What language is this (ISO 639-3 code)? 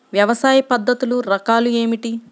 tel